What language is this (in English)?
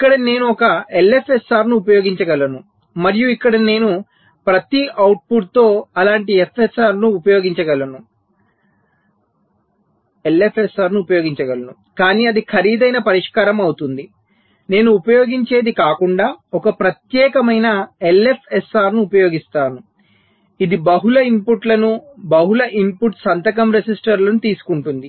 Telugu